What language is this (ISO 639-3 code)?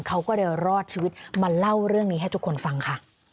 tha